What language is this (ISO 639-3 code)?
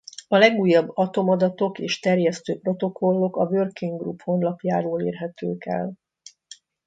hun